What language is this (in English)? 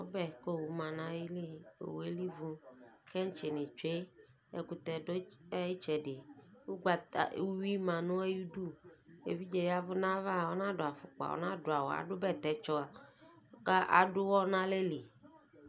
Ikposo